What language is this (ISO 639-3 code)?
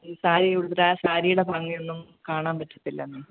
mal